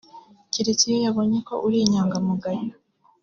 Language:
Kinyarwanda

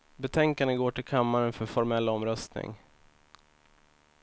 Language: Swedish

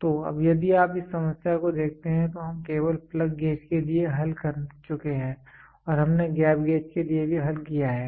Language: Hindi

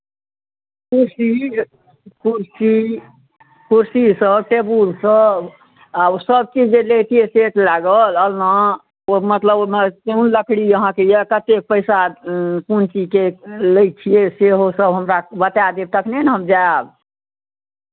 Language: Maithili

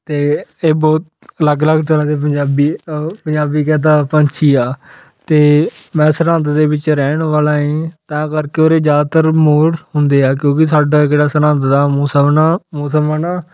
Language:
Punjabi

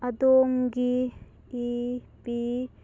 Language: Manipuri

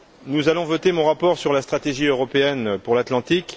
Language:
French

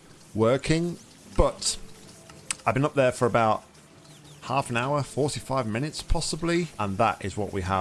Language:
English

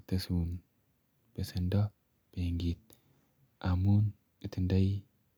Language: Kalenjin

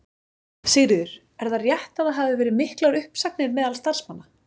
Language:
Icelandic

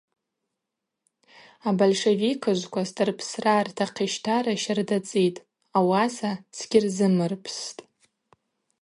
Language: Abaza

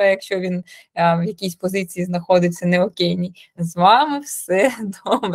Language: Ukrainian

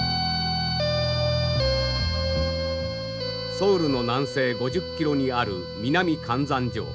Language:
Japanese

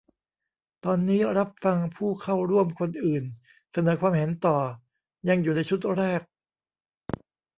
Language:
Thai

